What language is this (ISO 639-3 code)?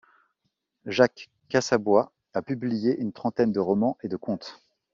fra